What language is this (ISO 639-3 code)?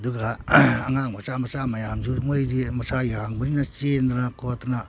mni